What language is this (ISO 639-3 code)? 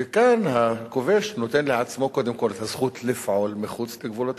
heb